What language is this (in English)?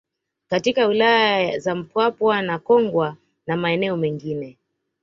Swahili